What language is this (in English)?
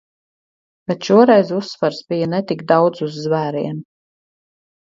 Latvian